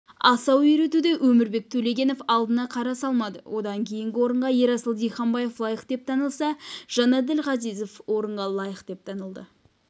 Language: Kazakh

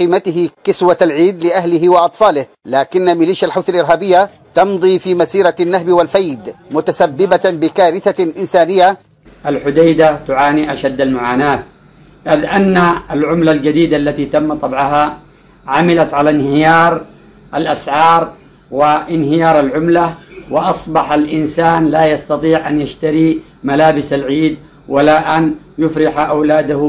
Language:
Arabic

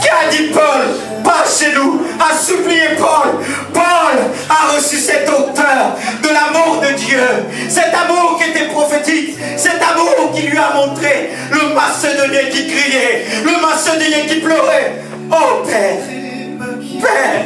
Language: French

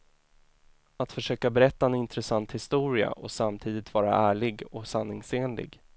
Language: Swedish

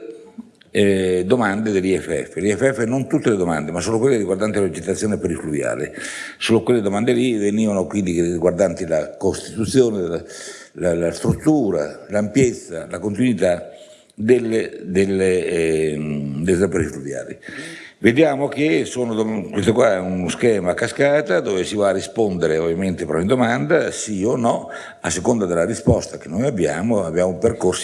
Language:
Italian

